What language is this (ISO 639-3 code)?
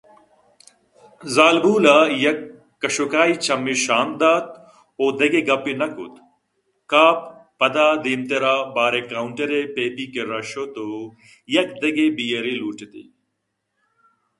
bgp